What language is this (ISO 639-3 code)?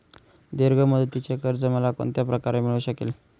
mar